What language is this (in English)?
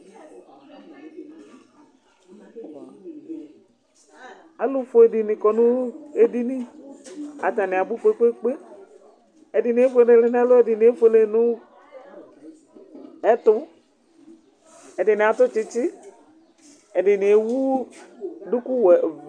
Ikposo